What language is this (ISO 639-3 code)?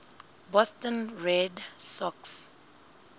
sot